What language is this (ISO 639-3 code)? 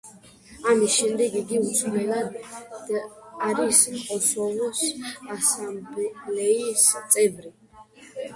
kat